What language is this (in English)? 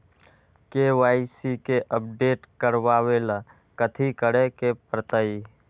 Magahi